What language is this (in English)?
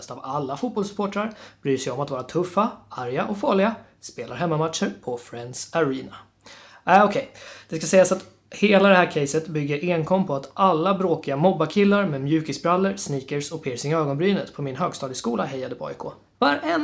Swedish